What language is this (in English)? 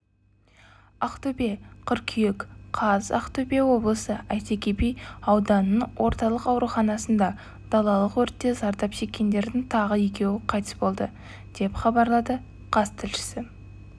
Kazakh